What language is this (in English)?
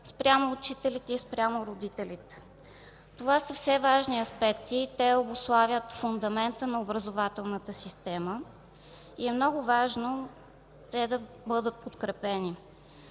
Bulgarian